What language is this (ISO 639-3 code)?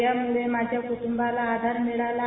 mar